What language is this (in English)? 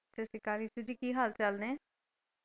Punjabi